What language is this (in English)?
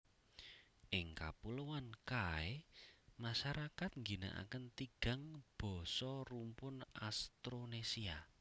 Javanese